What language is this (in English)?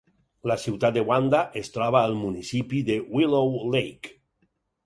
Catalan